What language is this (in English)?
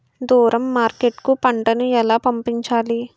Telugu